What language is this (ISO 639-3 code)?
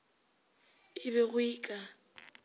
nso